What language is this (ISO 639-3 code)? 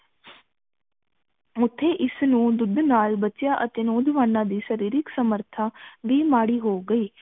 pan